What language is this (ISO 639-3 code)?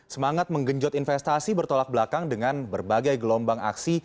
ind